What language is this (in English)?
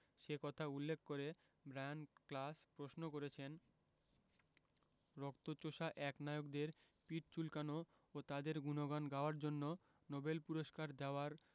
Bangla